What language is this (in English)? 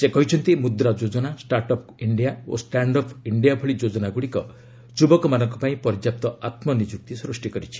Odia